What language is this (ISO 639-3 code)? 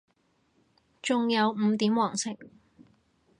yue